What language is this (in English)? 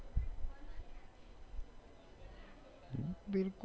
Gujarati